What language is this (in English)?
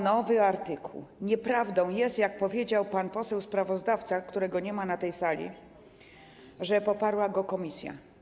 Polish